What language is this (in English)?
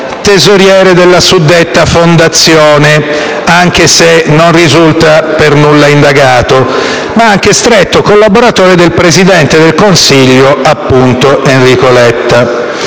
Italian